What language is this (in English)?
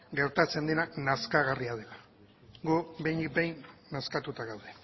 Basque